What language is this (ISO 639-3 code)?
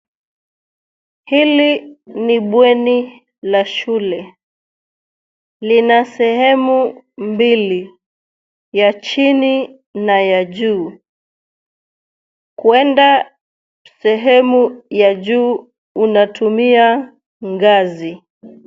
swa